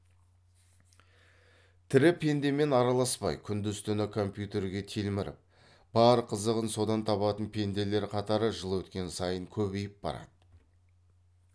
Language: Kazakh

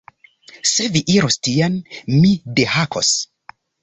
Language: Esperanto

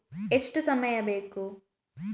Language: Kannada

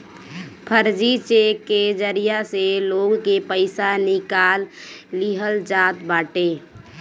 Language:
Bhojpuri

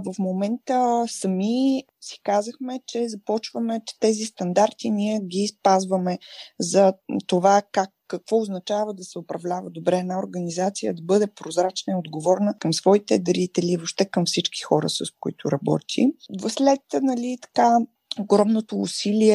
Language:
Bulgarian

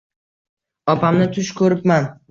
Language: Uzbek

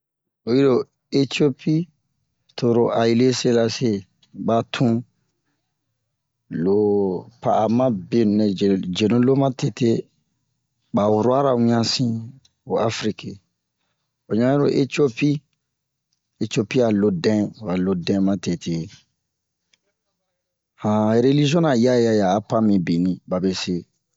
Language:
Bomu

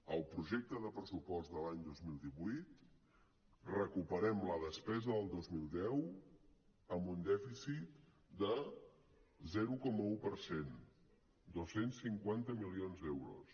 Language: Catalan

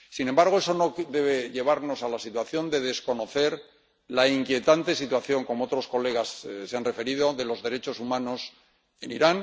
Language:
Spanish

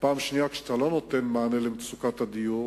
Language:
Hebrew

